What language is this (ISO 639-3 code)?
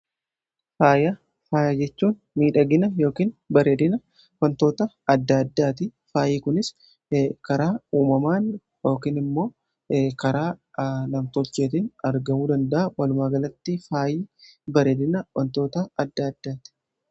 orm